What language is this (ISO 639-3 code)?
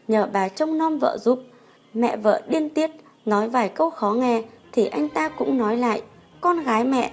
vie